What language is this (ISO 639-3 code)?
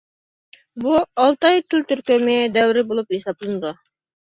uig